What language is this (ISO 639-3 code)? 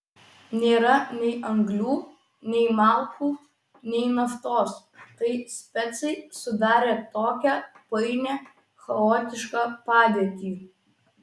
lit